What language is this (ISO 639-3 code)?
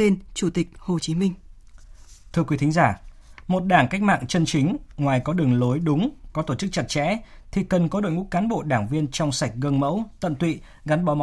vie